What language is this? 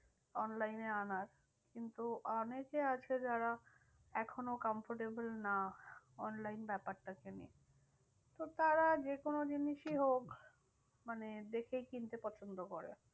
Bangla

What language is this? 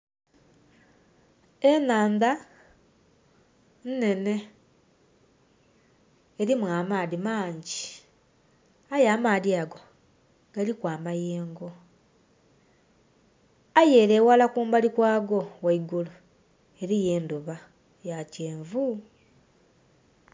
Soga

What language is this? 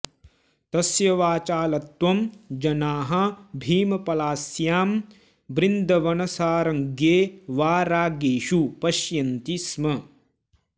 Sanskrit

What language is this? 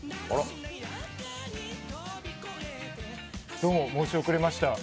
Japanese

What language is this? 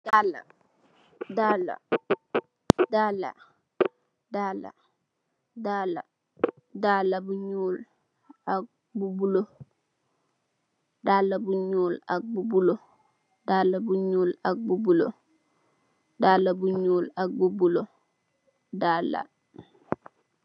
Wolof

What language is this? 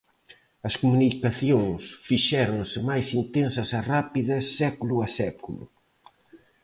Galician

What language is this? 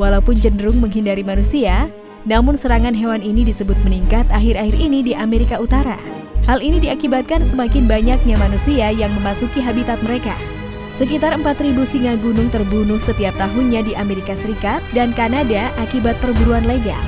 Indonesian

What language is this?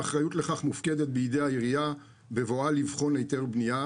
Hebrew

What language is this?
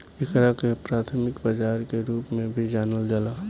Bhojpuri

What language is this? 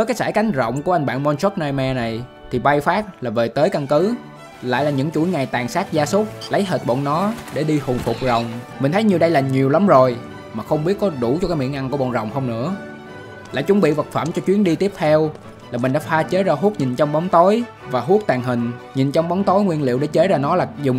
Vietnamese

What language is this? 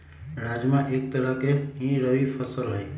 Magahi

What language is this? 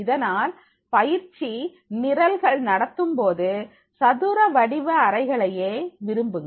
Tamil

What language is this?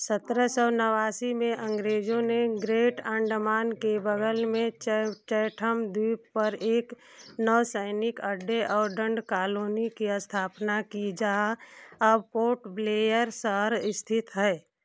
Hindi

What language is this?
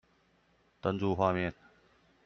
Chinese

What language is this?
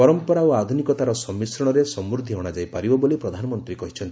Odia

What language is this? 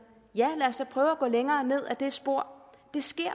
Danish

